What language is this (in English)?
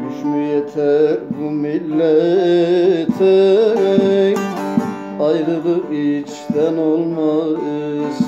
Turkish